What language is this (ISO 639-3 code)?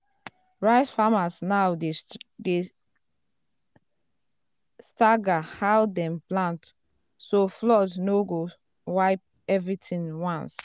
pcm